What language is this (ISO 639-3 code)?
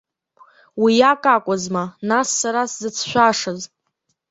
abk